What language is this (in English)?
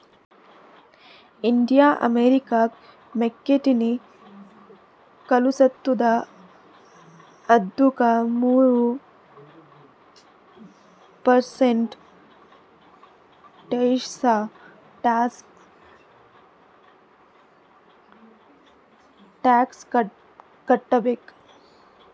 Kannada